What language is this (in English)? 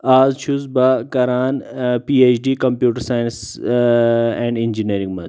Kashmiri